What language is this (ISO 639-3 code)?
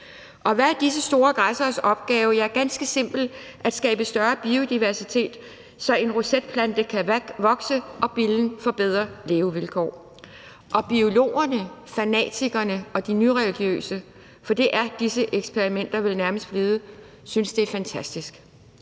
dan